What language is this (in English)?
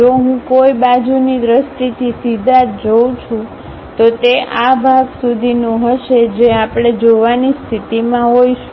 Gujarati